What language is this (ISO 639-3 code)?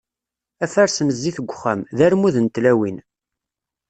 kab